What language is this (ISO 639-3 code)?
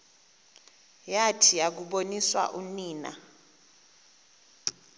xho